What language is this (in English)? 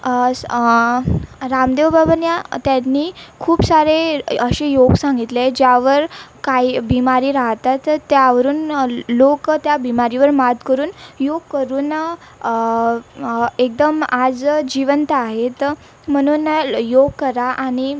Marathi